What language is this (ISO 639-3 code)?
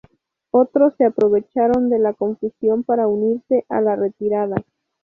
spa